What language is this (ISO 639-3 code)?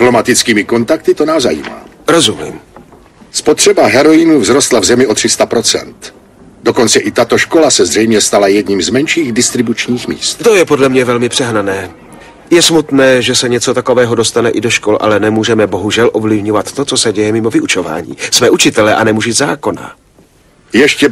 ces